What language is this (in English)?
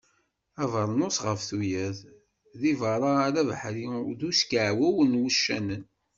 Kabyle